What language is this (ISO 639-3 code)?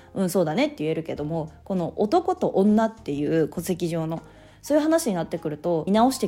jpn